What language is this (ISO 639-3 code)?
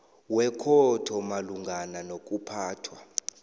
nbl